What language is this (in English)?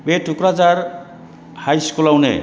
Bodo